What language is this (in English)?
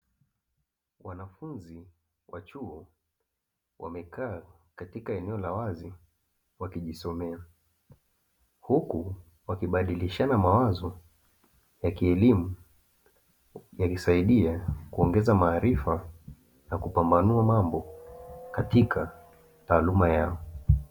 Swahili